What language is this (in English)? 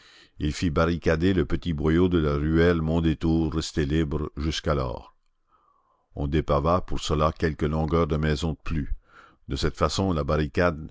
French